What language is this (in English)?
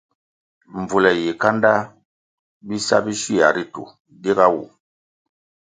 Kwasio